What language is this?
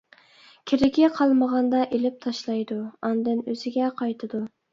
Uyghur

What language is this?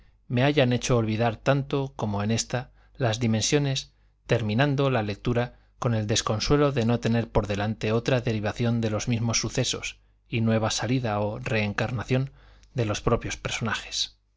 Spanish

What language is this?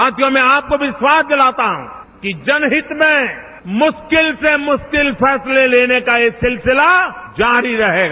Hindi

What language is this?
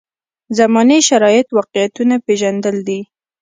Pashto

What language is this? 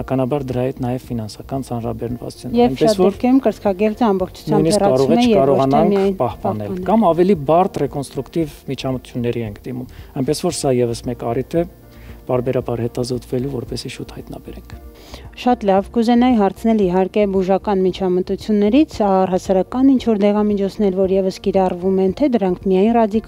Romanian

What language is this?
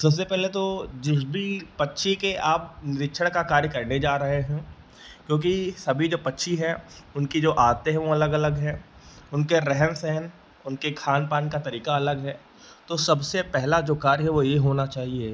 Hindi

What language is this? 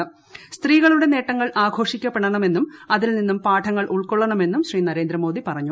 Malayalam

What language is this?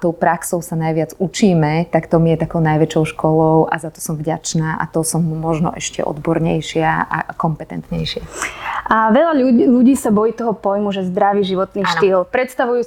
Slovak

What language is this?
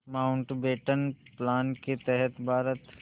Hindi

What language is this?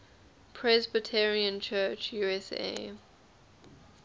English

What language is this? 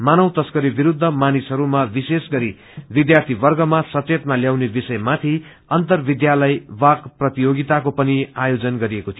Nepali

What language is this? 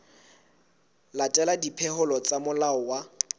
Southern Sotho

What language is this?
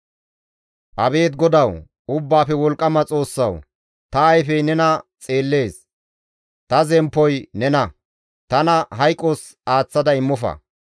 Gamo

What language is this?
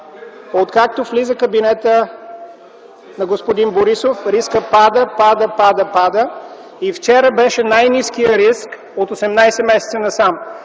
Bulgarian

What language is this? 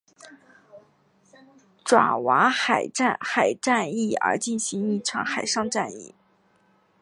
Chinese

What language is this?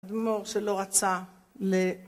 Hebrew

